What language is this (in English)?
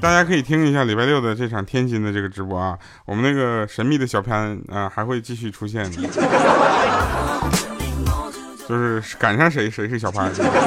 Chinese